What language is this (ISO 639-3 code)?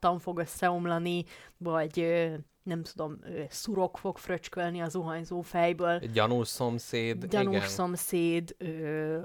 hun